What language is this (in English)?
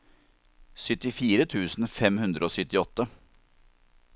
Norwegian